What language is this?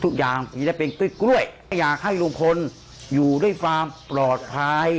Thai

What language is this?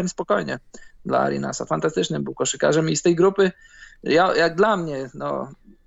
Polish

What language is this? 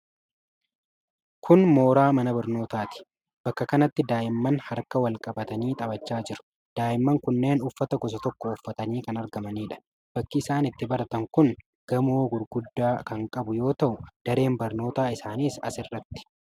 Oromo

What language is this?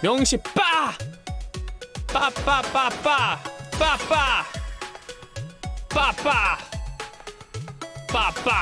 Korean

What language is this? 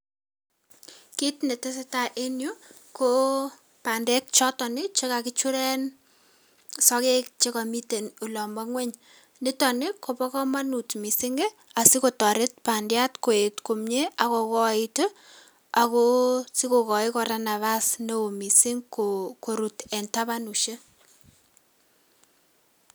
Kalenjin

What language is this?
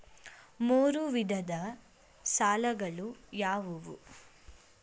Kannada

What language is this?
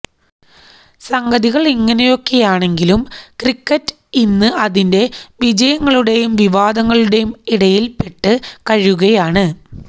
Malayalam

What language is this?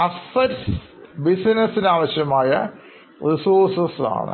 Malayalam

